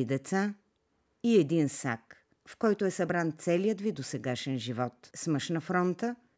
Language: Bulgarian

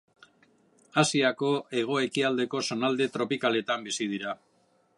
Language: Basque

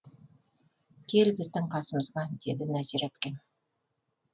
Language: Kazakh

